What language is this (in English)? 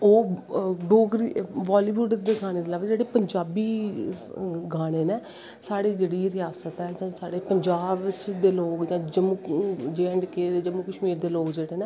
Dogri